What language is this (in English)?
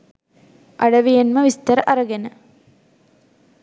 Sinhala